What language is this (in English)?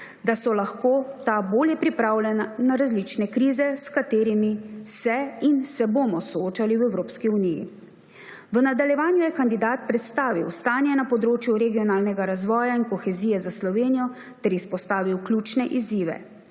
Slovenian